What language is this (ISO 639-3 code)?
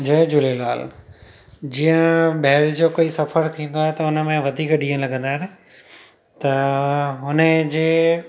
snd